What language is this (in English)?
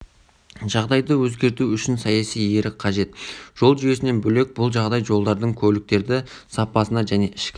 Kazakh